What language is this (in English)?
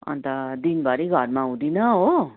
Nepali